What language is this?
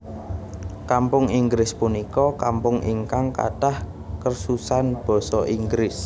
Javanese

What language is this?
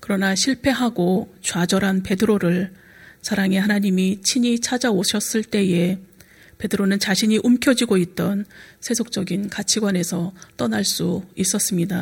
Korean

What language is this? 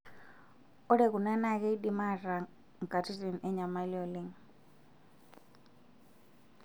Masai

